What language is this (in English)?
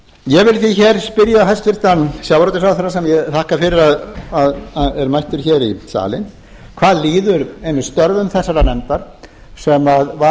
Icelandic